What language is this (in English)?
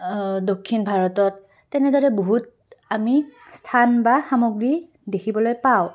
Assamese